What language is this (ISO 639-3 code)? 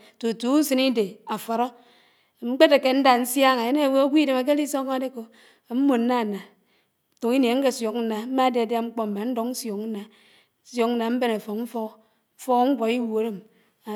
anw